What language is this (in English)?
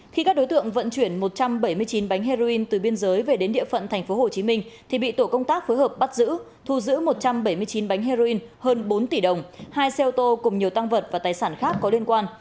Vietnamese